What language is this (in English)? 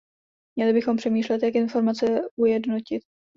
Czech